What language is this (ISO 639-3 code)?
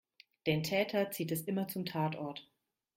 deu